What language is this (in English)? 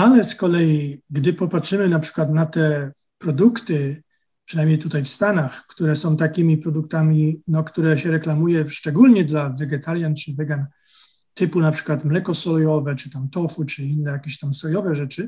Polish